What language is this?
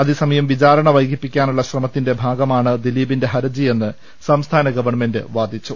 Malayalam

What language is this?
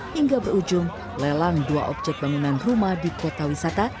Indonesian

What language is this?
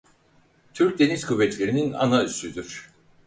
Turkish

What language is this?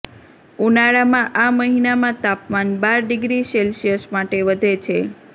Gujarati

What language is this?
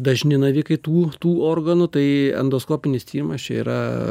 Lithuanian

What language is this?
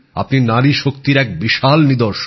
Bangla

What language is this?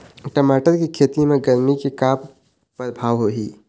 Chhattisgarhi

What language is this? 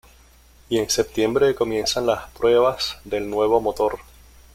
Spanish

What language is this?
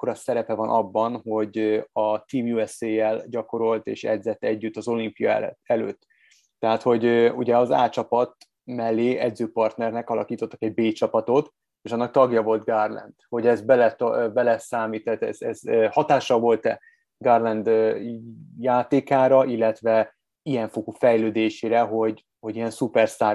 Hungarian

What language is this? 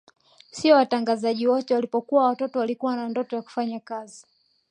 Swahili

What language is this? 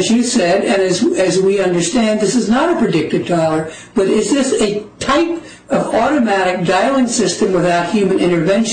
English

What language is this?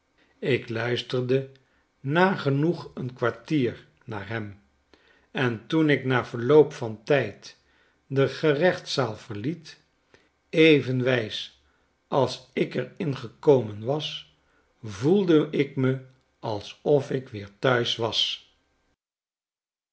Dutch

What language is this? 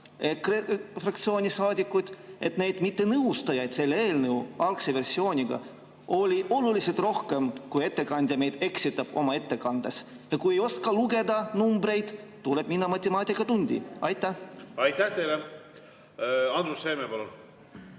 Estonian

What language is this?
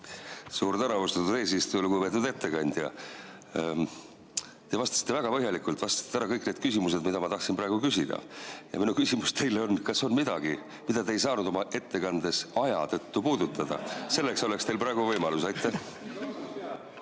Estonian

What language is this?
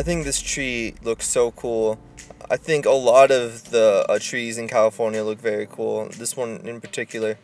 English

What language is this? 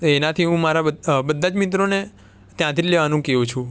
Gujarati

